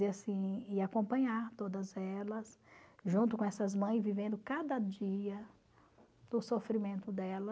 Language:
Portuguese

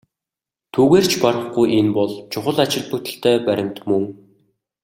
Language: Mongolian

